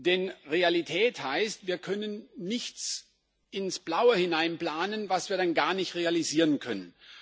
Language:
German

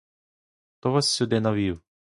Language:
Ukrainian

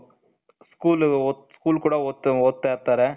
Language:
Kannada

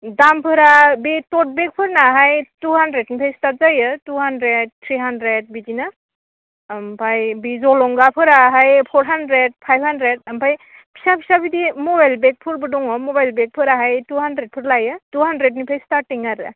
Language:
Bodo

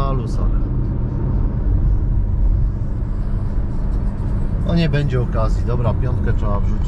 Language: Polish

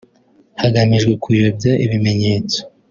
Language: Kinyarwanda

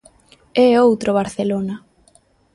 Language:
Galician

